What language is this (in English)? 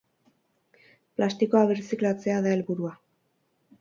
Basque